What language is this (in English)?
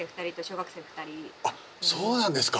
Japanese